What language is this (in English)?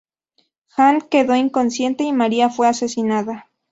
Spanish